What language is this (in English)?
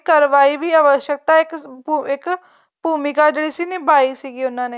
Punjabi